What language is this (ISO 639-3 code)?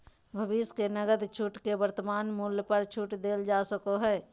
mag